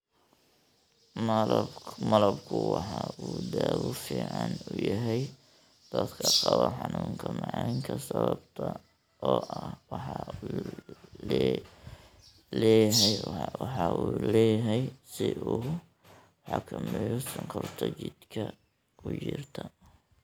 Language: Somali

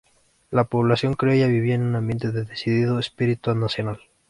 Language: Spanish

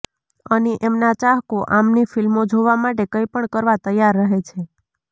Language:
Gujarati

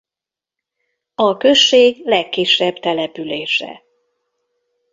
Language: Hungarian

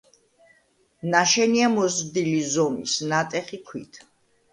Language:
Georgian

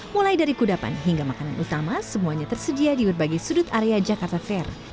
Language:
Indonesian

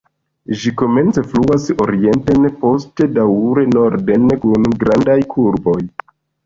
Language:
Esperanto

